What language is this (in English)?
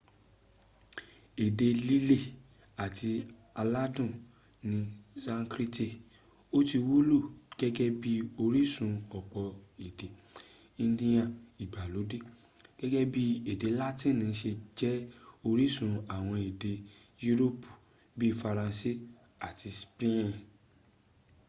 Yoruba